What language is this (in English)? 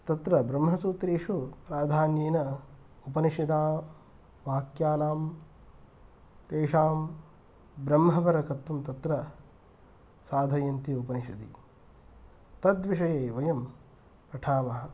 Sanskrit